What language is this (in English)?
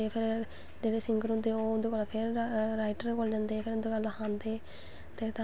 Dogri